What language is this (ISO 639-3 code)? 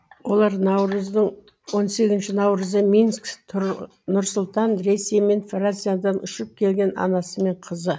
kaz